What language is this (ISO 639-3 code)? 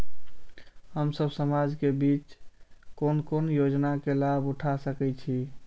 mai